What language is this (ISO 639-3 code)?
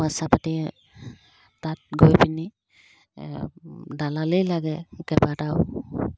asm